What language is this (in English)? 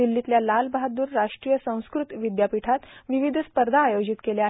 Marathi